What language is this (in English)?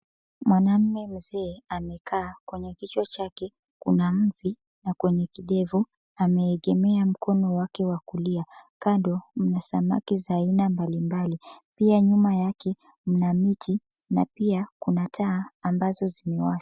Swahili